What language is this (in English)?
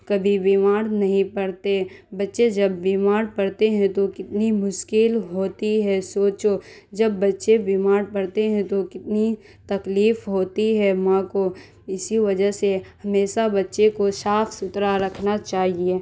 Urdu